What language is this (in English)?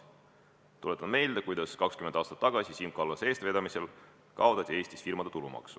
Estonian